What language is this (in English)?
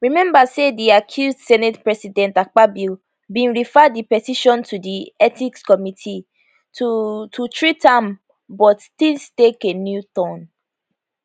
Nigerian Pidgin